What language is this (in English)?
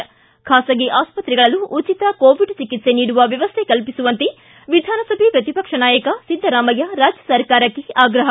Kannada